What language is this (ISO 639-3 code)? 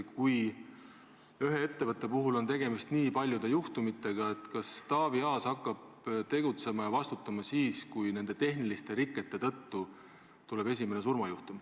est